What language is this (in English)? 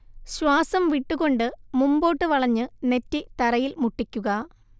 Malayalam